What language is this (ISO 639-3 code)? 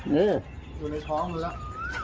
tha